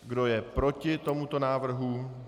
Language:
Czech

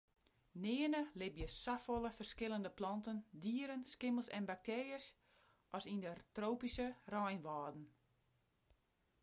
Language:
Western Frisian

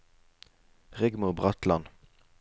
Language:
Norwegian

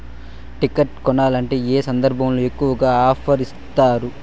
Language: Telugu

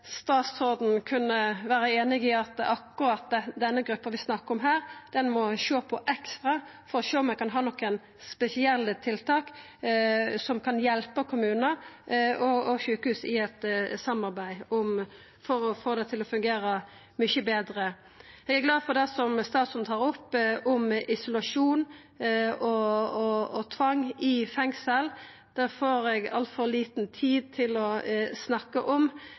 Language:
Norwegian Nynorsk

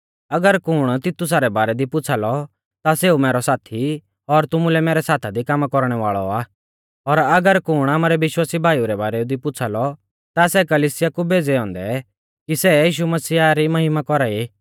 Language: Mahasu Pahari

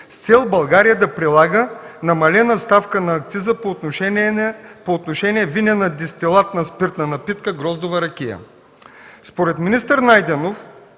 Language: Bulgarian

